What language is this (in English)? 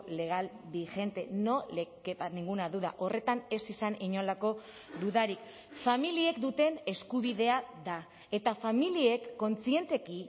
Basque